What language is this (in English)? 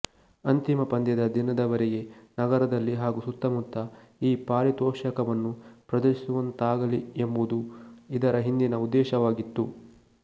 Kannada